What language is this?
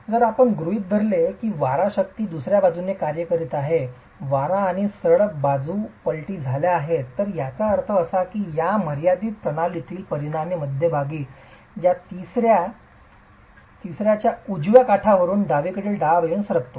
Marathi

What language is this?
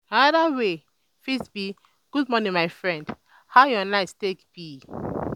Nigerian Pidgin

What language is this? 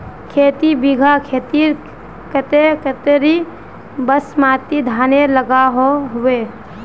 Magahi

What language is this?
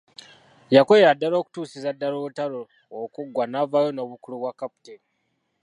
Ganda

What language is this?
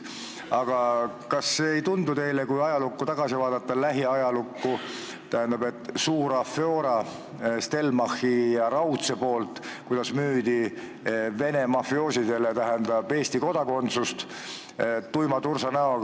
Estonian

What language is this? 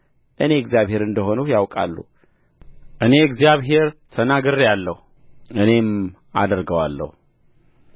Amharic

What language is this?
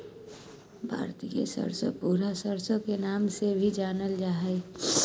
Magahi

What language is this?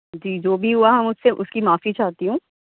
Urdu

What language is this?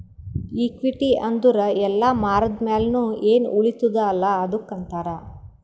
Kannada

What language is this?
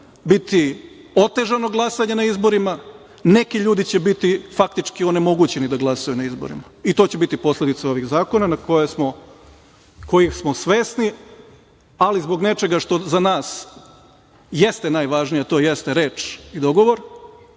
Serbian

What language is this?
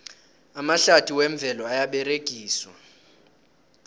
South Ndebele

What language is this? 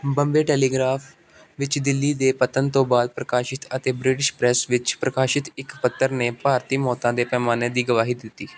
Punjabi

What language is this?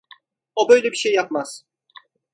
Turkish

